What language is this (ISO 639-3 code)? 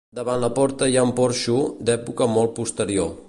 cat